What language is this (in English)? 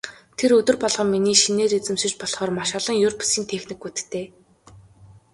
Mongolian